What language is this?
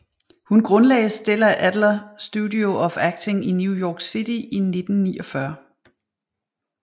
Danish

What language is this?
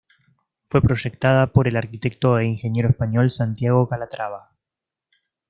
Spanish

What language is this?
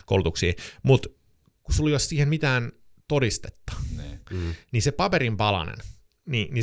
Finnish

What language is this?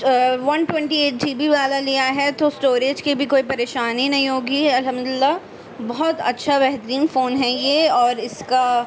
Urdu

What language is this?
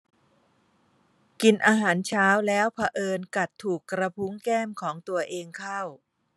Thai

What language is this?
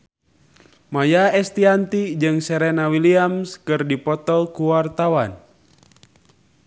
Sundanese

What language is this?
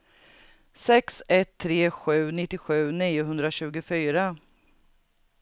Swedish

